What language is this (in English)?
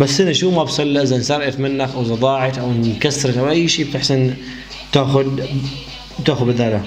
Arabic